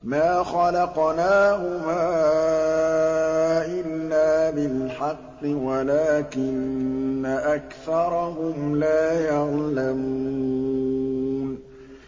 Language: Arabic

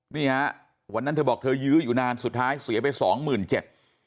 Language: Thai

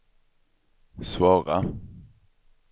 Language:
Swedish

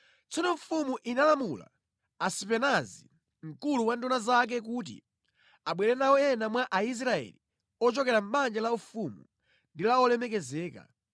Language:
Nyanja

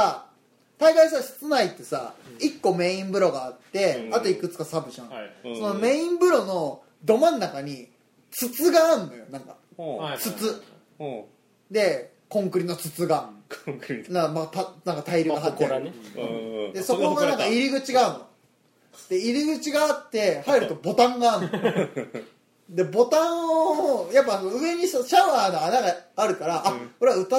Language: Japanese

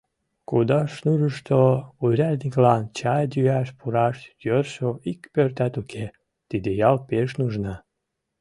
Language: Mari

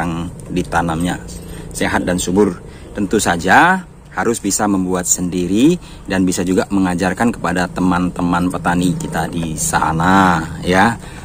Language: Indonesian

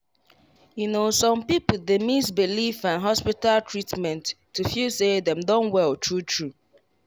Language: Nigerian Pidgin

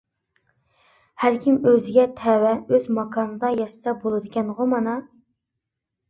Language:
Uyghur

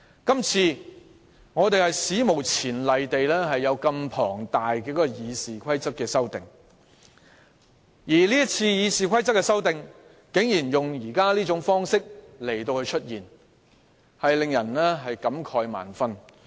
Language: Cantonese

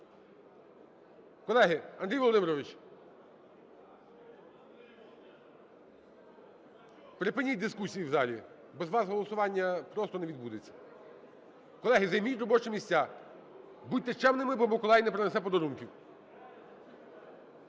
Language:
Ukrainian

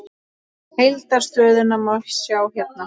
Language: Icelandic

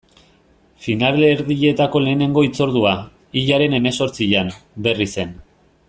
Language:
Basque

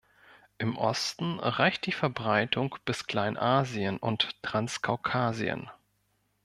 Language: German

